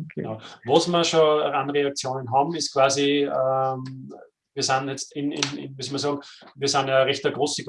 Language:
German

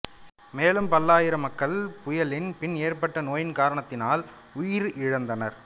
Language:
Tamil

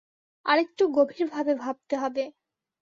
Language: Bangla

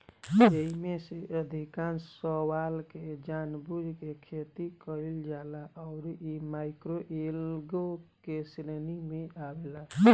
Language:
Bhojpuri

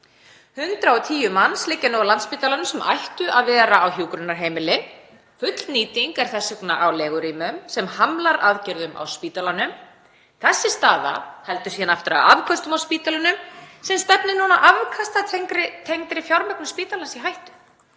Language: Icelandic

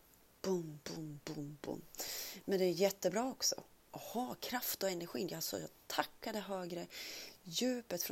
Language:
Swedish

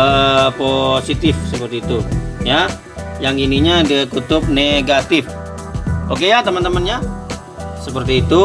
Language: Indonesian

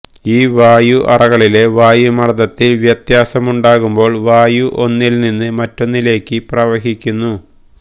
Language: Malayalam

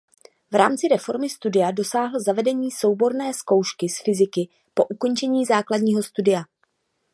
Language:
Czech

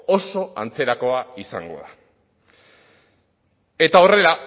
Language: Basque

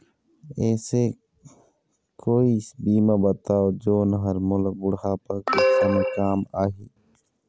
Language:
Chhattisgarhi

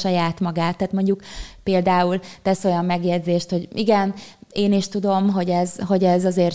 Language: Hungarian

